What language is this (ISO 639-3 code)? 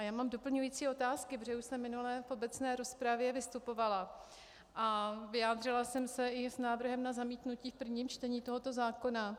ces